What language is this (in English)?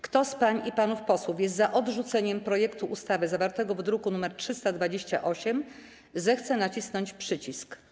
Polish